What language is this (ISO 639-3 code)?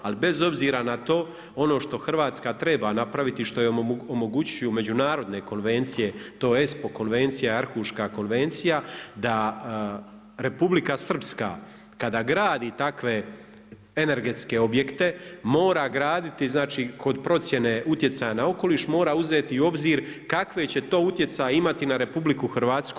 hrv